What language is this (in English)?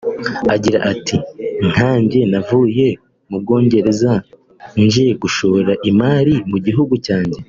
Kinyarwanda